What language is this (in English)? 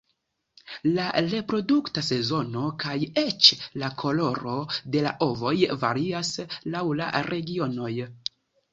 Esperanto